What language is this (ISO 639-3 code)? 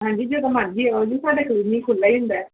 pan